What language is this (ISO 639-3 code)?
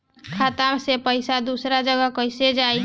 bho